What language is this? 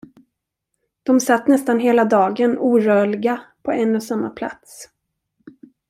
Swedish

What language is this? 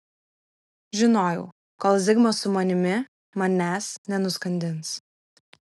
Lithuanian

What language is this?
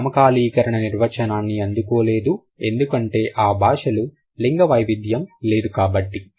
Telugu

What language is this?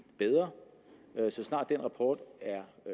Danish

